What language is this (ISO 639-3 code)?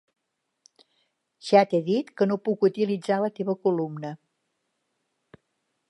cat